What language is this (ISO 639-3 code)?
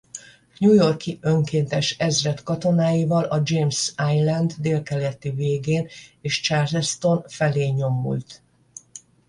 hun